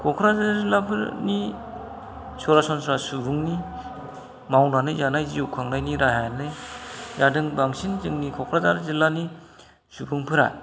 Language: Bodo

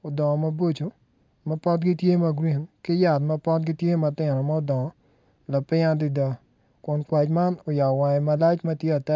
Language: Acoli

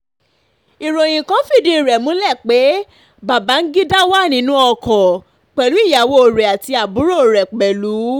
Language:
Yoruba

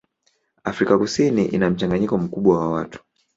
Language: Swahili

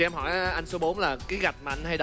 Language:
Vietnamese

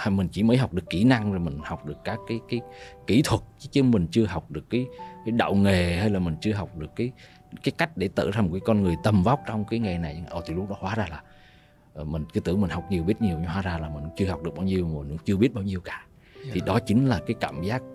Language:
Vietnamese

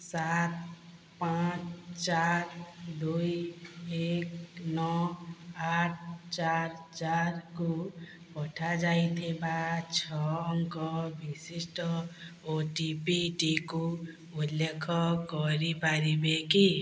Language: Odia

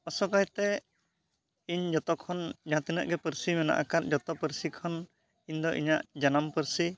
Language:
Santali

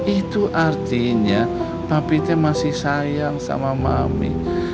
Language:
Indonesian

